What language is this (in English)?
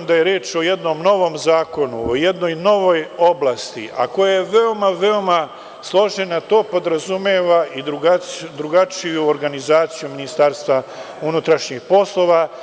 Serbian